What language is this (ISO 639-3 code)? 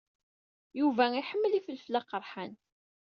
kab